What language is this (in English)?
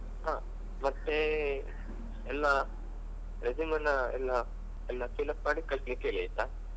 Kannada